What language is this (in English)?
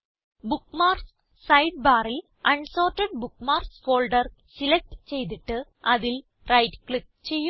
Malayalam